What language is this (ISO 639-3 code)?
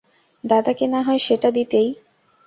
ben